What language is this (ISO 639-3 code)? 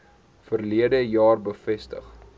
afr